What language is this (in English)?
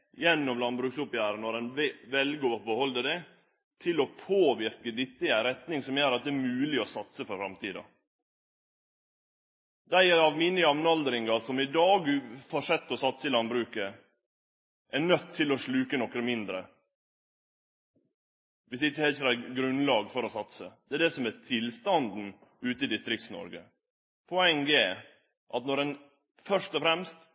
Norwegian Nynorsk